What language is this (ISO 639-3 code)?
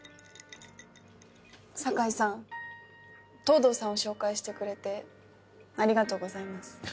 jpn